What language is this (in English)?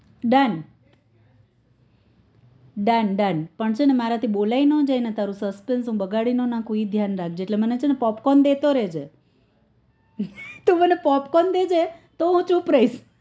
Gujarati